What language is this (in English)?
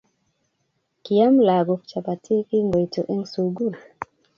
Kalenjin